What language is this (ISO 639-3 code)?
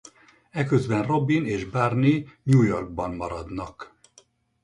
hun